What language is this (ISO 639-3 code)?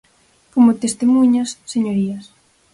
glg